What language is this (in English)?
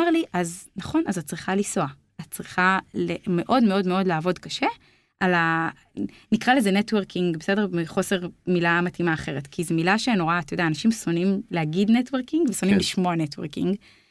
Hebrew